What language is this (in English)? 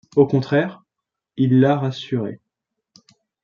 French